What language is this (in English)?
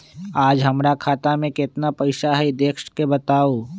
Magahi